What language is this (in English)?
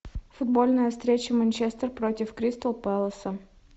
Russian